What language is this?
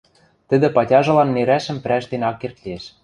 Western Mari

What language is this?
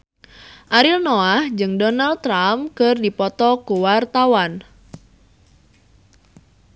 Sundanese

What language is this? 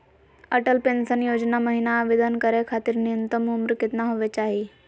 Magahi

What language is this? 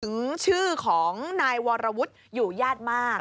Thai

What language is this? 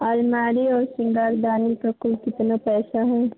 Hindi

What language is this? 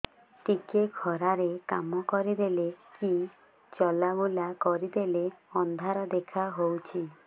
Odia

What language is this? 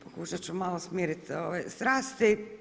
Croatian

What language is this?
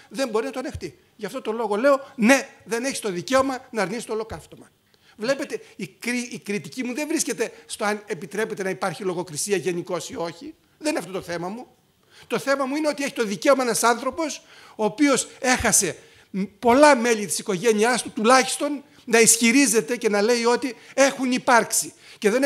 Greek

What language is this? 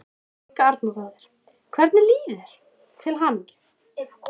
Icelandic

